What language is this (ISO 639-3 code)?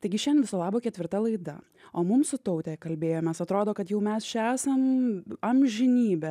lit